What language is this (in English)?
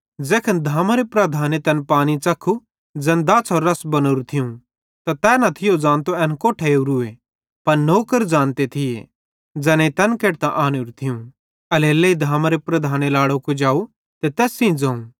Bhadrawahi